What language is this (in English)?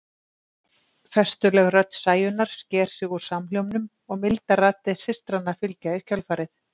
Icelandic